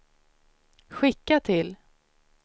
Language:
Swedish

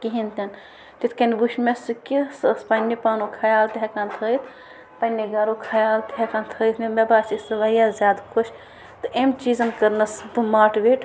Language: Kashmiri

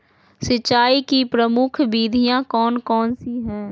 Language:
Magahi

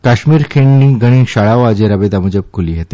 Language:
Gujarati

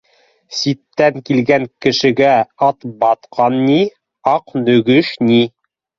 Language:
Bashkir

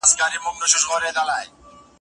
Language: Pashto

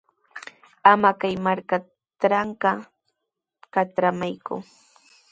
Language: Sihuas Ancash Quechua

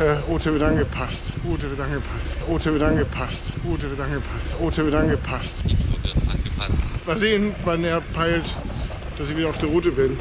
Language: German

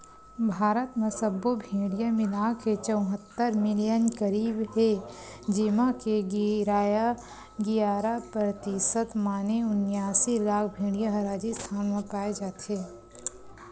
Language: Chhattisgarhi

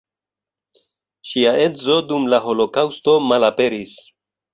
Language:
Esperanto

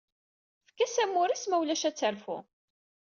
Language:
Kabyle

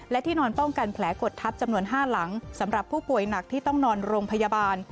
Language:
Thai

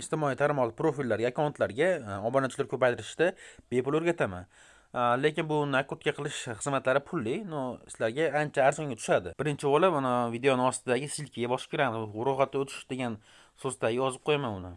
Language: Uzbek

